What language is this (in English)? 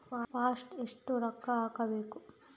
Kannada